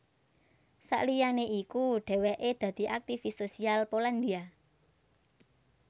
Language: Javanese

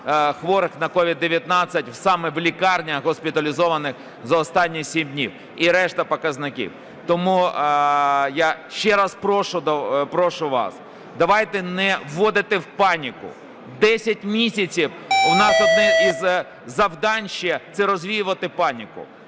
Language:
Ukrainian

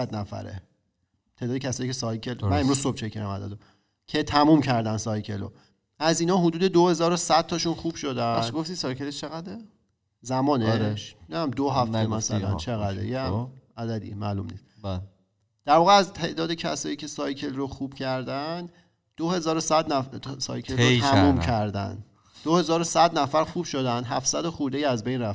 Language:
Persian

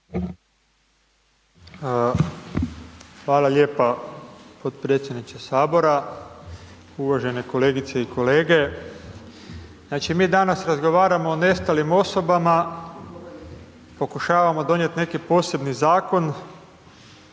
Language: Croatian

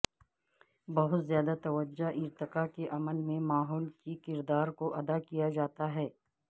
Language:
Urdu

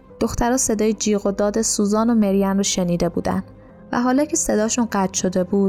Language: Persian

